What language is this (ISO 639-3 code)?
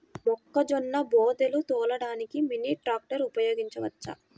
tel